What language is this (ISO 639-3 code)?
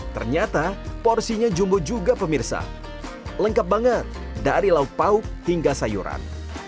ind